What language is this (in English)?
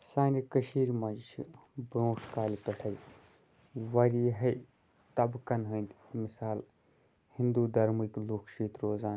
Kashmiri